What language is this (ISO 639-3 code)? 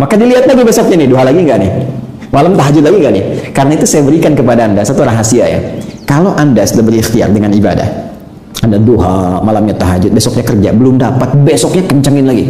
ind